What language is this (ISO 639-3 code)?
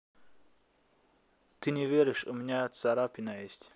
rus